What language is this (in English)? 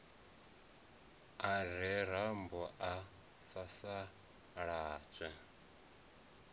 Venda